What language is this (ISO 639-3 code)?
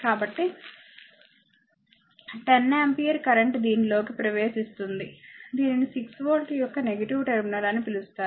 tel